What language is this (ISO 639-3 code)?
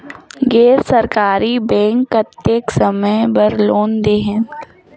hne